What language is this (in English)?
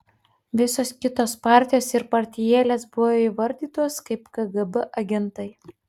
Lithuanian